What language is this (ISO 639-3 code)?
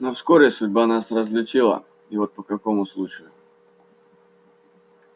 rus